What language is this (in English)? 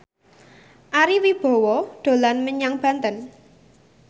Javanese